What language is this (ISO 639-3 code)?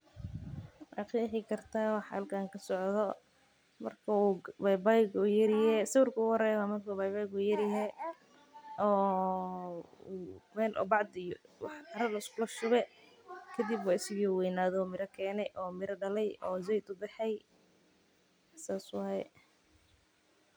som